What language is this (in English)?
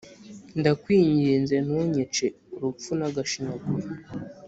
Kinyarwanda